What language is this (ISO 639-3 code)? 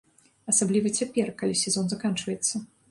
bel